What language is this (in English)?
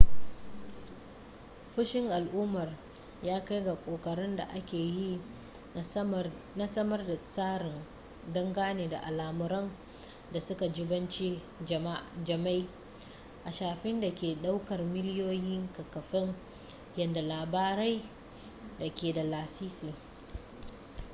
Hausa